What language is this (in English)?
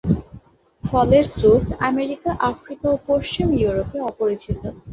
Bangla